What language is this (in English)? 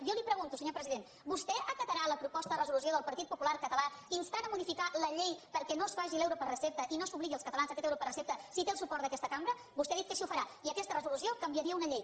Catalan